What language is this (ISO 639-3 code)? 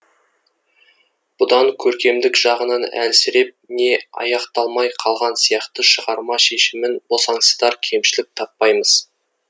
kaz